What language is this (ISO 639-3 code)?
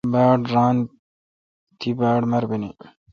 xka